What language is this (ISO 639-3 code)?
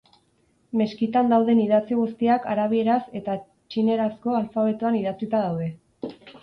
eus